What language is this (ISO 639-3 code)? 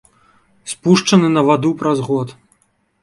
bel